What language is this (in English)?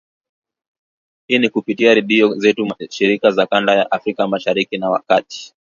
Swahili